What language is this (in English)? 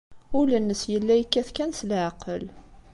Kabyle